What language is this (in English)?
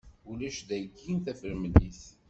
Kabyle